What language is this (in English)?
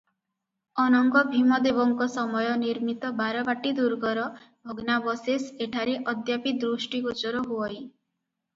Odia